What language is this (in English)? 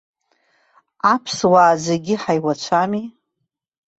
Abkhazian